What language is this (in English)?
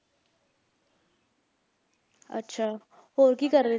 Punjabi